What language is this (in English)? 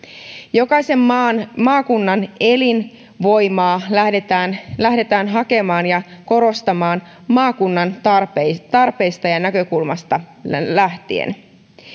Finnish